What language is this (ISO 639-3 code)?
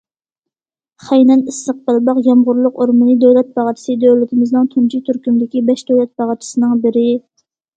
uig